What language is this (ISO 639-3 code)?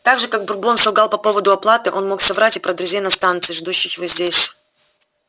rus